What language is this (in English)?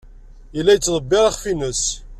Kabyle